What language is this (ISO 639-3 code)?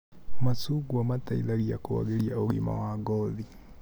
kik